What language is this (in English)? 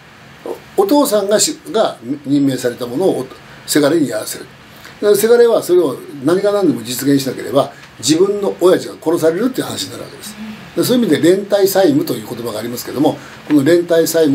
Japanese